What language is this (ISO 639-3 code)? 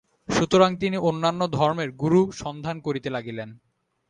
ben